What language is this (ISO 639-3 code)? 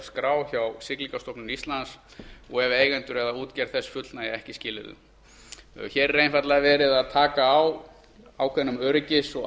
isl